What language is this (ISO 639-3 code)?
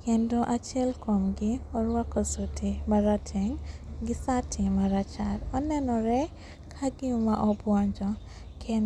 luo